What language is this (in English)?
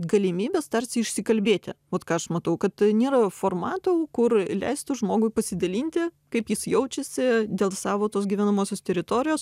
Lithuanian